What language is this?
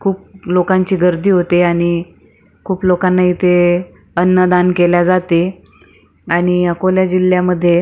Marathi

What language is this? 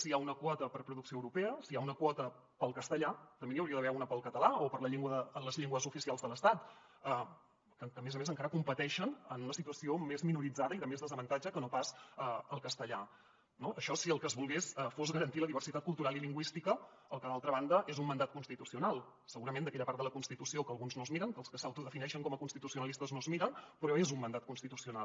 Catalan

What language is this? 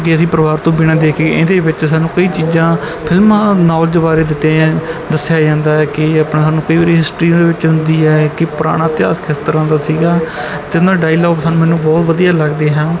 Punjabi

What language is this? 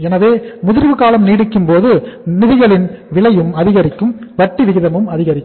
Tamil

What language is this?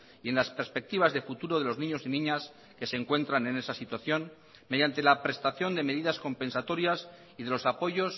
Spanish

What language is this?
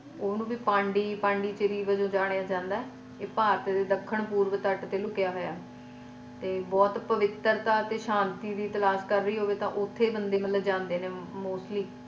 Punjabi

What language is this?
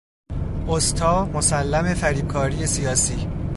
Persian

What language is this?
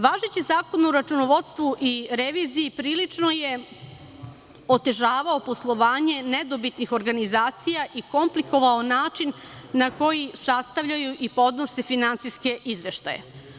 Serbian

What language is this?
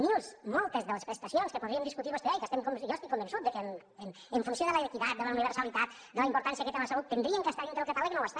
Catalan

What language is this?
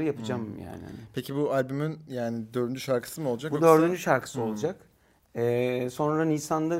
Turkish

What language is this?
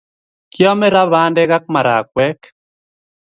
Kalenjin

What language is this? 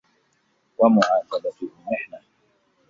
Arabic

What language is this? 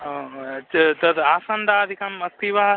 Sanskrit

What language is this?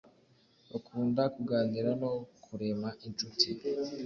Kinyarwanda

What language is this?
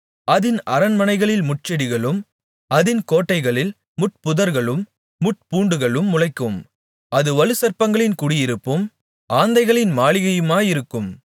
Tamil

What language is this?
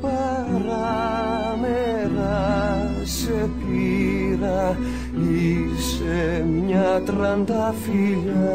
Greek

